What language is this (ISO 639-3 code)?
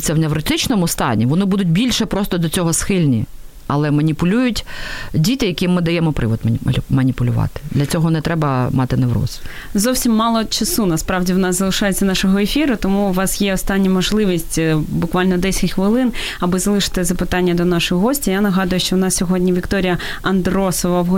ukr